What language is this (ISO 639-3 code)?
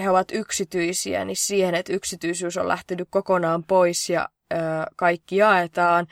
fin